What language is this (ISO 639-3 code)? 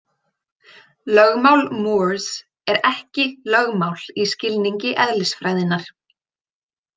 isl